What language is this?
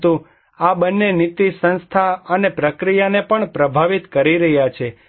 Gujarati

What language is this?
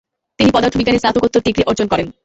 Bangla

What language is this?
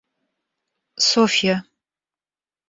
Russian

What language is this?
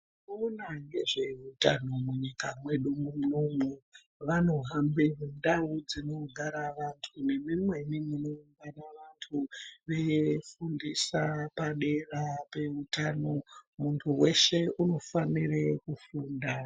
Ndau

